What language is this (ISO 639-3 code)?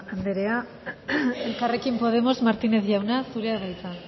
eus